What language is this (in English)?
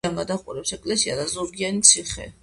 Georgian